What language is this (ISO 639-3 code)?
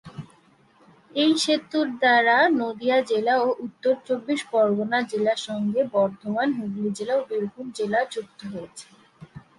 ben